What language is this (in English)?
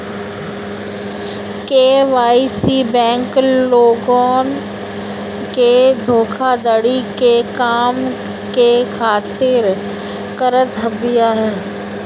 Bhojpuri